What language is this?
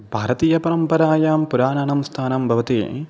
Sanskrit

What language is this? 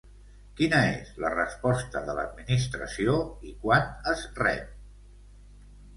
Catalan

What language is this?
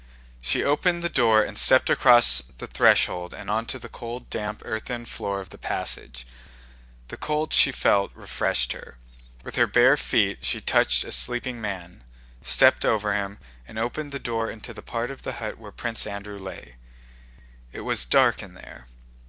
English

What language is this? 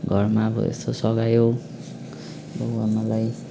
Nepali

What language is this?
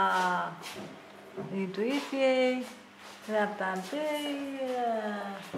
Romanian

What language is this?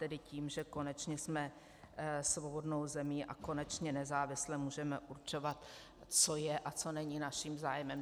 Czech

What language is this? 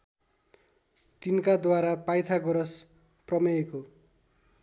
Nepali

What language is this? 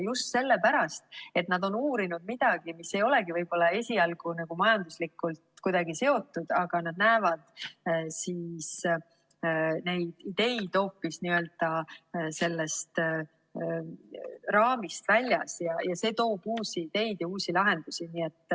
Estonian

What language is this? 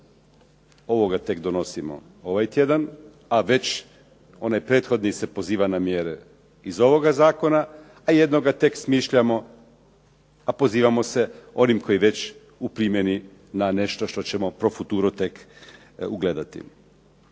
Croatian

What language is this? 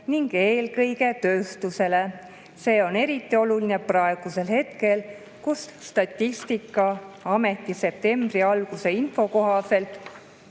Estonian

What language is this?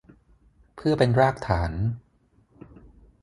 Thai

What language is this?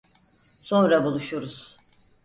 Turkish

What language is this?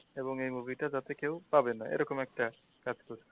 Bangla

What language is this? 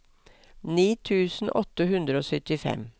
Norwegian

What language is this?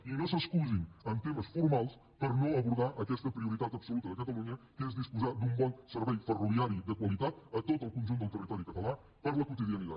Catalan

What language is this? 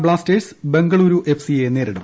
Malayalam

